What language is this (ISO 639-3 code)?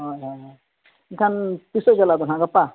sat